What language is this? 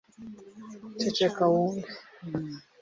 Kinyarwanda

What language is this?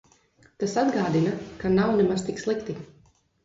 Latvian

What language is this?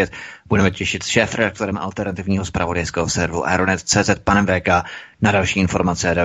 Czech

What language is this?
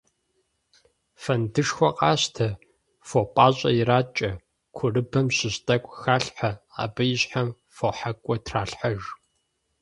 Kabardian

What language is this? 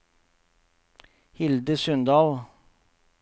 Norwegian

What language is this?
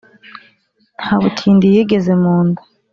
Kinyarwanda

